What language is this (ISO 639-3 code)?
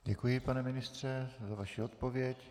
ces